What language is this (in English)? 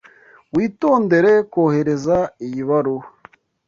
Kinyarwanda